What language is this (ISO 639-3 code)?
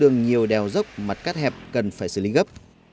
vie